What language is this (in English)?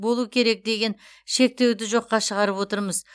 Kazakh